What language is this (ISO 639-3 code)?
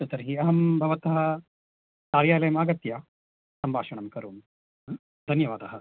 san